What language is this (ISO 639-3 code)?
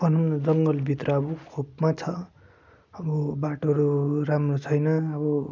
nep